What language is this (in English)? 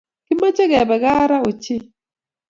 Kalenjin